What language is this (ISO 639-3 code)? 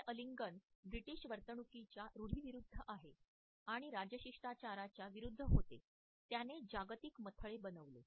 mar